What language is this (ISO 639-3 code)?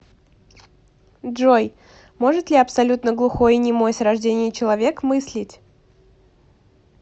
rus